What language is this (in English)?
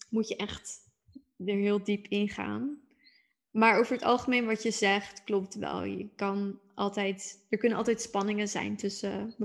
Dutch